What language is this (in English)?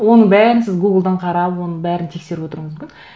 Kazakh